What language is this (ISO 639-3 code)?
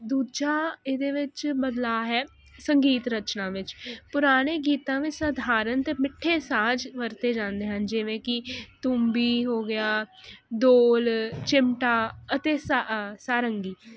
pan